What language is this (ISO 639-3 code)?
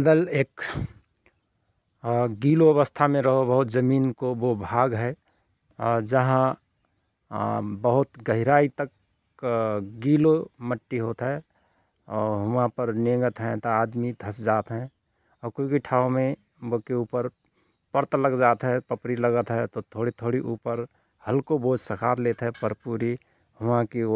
thr